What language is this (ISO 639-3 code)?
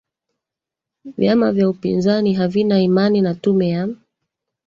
swa